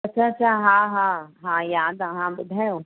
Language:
Sindhi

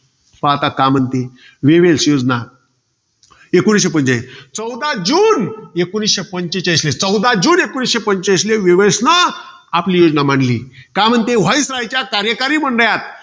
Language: Marathi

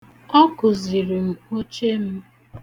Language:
Igbo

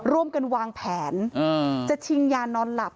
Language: Thai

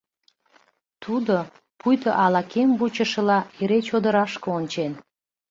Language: Mari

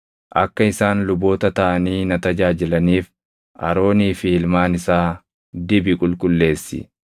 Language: Oromo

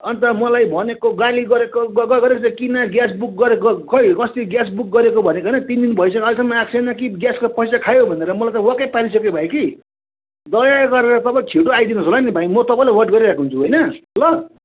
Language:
Nepali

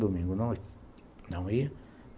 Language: Portuguese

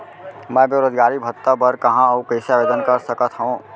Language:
Chhattisgarhi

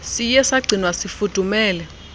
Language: Xhosa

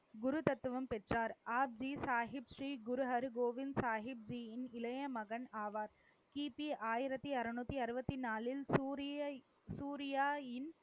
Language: Tamil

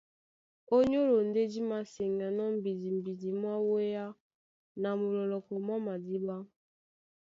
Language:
Duala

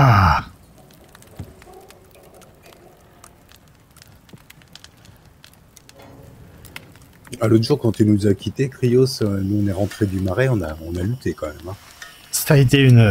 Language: French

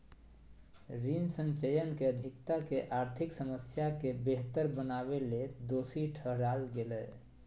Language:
Magahi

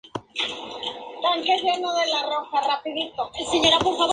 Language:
Spanish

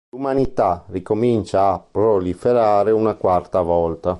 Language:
Italian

